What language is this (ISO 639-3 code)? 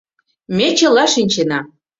chm